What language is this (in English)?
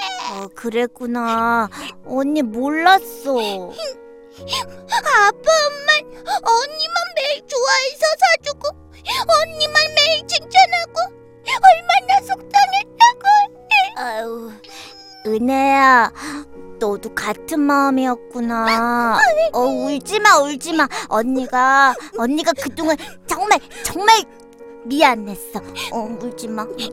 Korean